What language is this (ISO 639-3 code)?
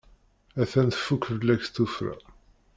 kab